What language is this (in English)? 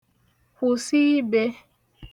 Igbo